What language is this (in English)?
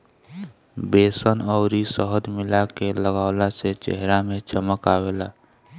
Bhojpuri